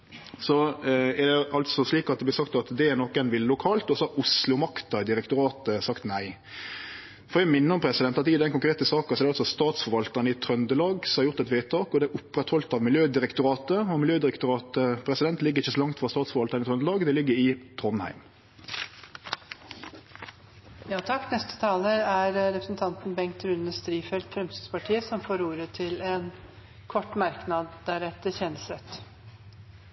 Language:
Norwegian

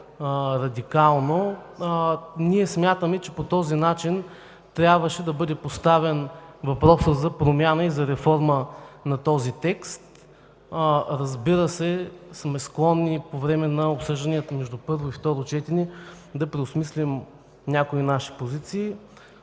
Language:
Bulgarian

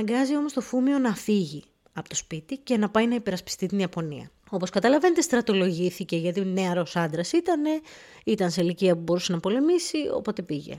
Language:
Greek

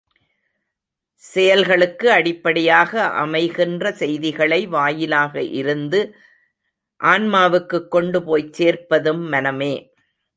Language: Tamil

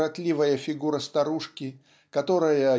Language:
Russian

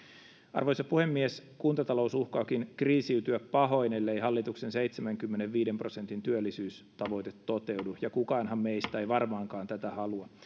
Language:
Finnish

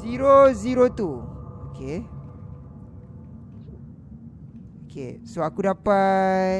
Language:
Malay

